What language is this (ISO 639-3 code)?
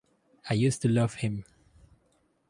eng